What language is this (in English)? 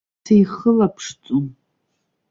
Abkhazian